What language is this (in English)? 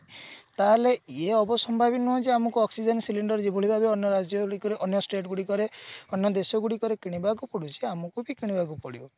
Odia